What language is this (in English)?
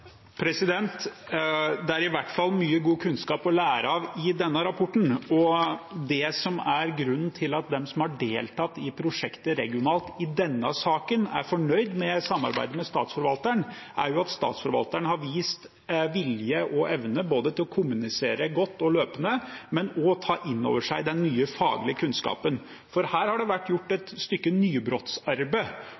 Norwegian